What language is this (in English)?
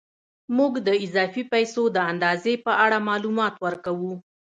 Pashto